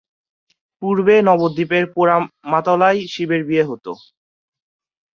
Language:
Bangla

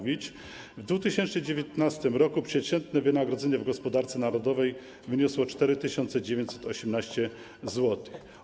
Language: Polish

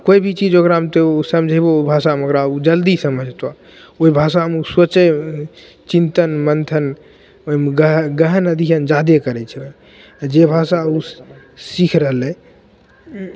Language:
Maithili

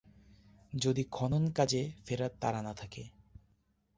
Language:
Bangla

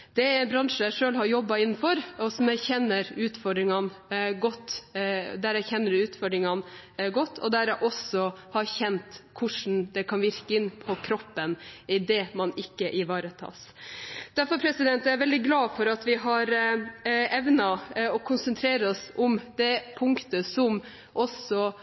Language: Norwegian Bokmål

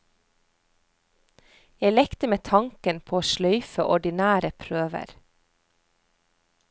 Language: Norwegian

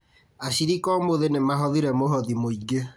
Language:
Kikuyu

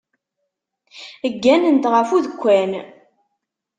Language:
Kabyle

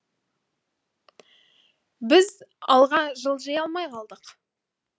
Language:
Kazakh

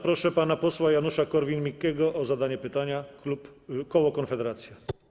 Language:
Polish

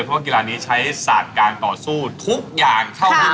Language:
Thai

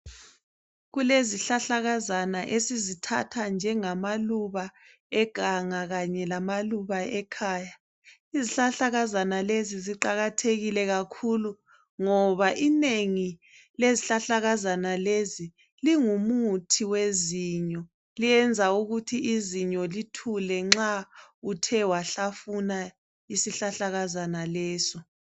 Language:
North Ndebele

